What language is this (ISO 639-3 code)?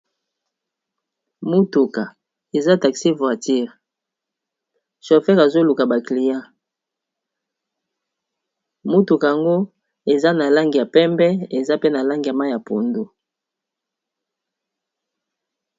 lin